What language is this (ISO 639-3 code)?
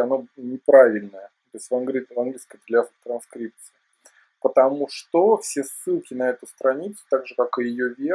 rus